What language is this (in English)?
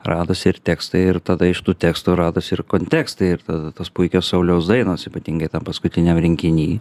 Lithuanian